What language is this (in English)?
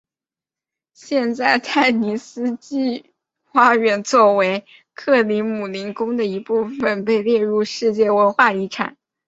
Chinese